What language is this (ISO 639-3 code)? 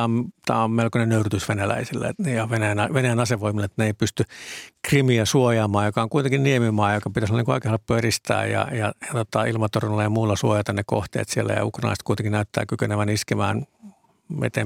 fin